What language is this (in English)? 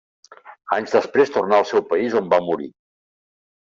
Catalan